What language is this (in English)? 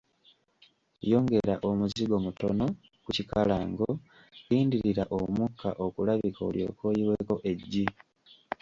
Ganda